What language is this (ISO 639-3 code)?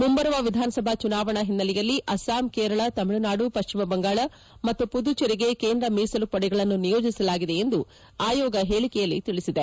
kan